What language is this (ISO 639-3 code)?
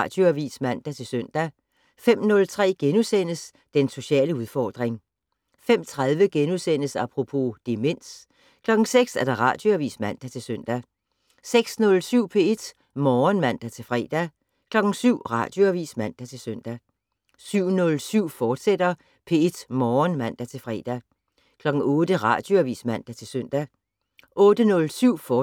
dan